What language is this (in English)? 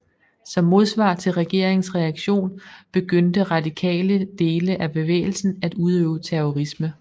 Danish